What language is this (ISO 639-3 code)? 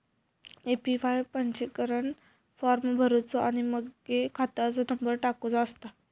mar